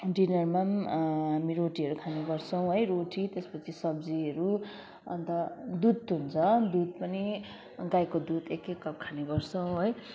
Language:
Nepali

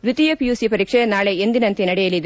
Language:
Kannada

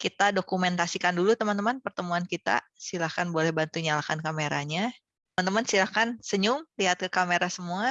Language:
Indonesian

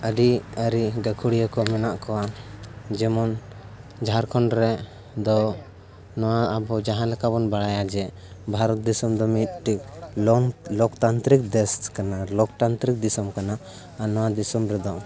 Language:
Santali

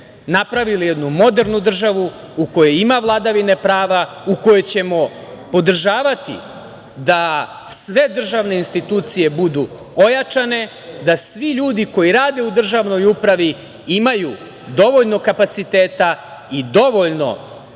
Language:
Serbian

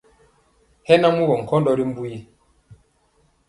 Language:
Mpiemo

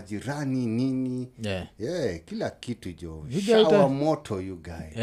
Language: Swahili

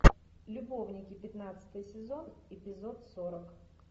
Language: Russian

